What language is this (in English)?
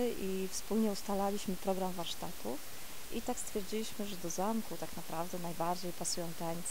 Polish